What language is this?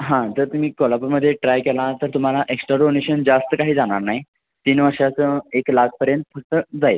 Marathi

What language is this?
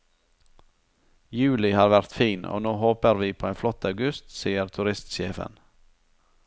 Norwegian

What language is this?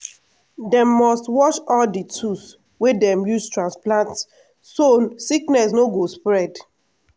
Nigerian Pidgin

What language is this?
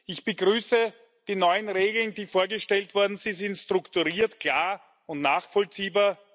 German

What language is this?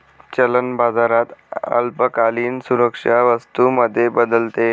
Marathi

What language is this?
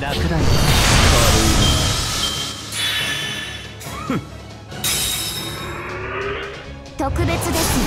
Japanese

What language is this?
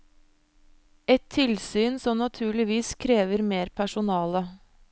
Norwegian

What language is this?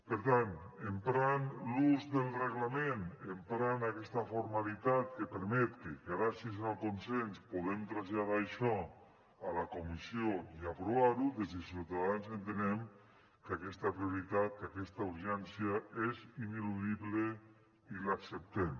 Catalan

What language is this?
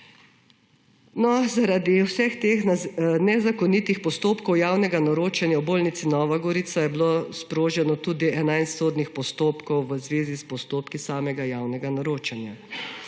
Slovenian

